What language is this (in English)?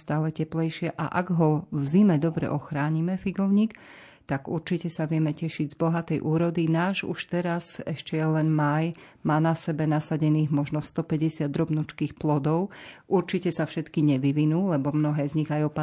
Slovak